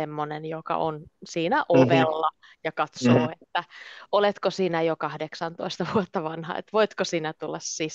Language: Finnish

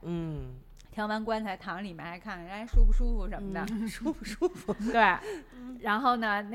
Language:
Chinese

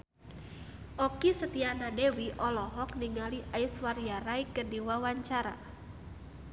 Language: Sundanese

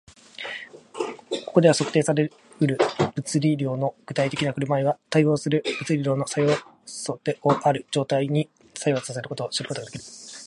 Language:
Japanese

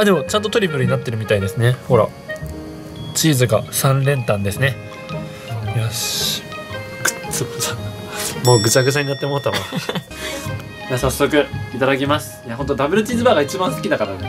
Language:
Japanese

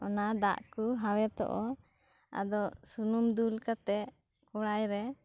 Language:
Santali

